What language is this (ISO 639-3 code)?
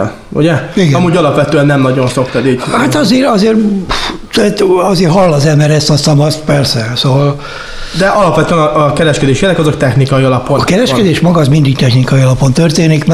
hun